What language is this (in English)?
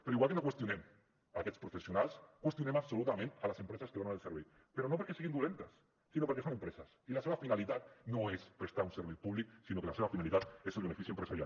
Catalan